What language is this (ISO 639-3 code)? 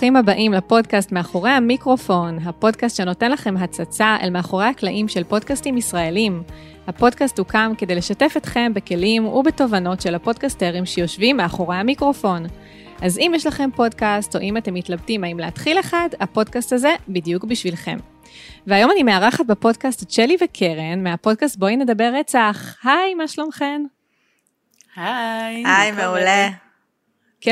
heb